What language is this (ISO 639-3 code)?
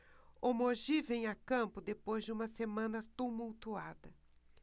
por